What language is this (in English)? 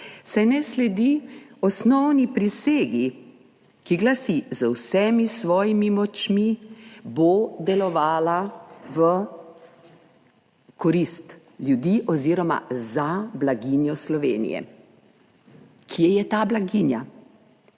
Slovenian